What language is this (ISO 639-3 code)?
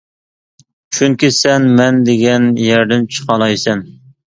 uig